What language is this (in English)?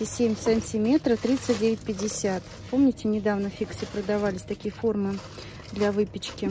Russian